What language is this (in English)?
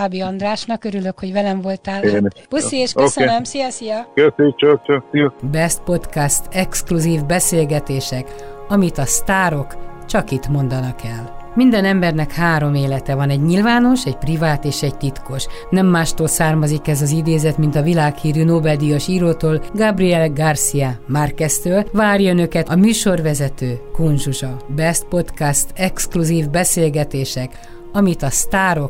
Hungarian